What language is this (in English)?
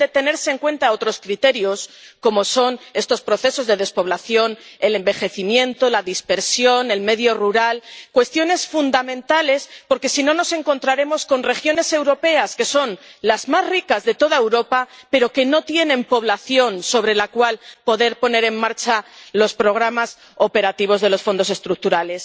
Spanish